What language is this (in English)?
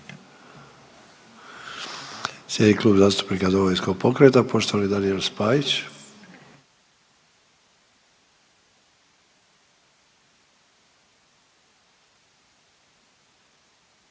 Croatian